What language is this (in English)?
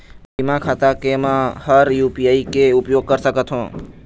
Chhattisgarhi